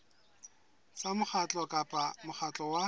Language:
Southern Sotho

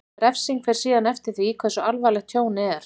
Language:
Icelandic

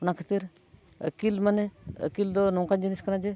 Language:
Santali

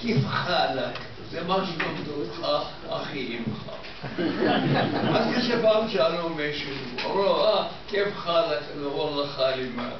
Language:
Hebrew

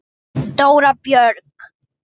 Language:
Icelandic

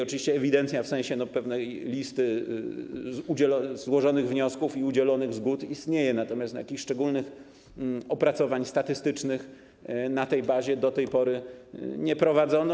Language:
Polish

